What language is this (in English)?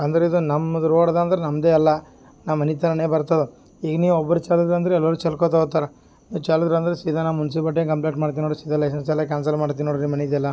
Kannada